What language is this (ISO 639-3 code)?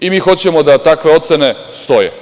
srp